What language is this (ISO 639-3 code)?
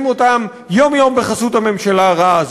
heb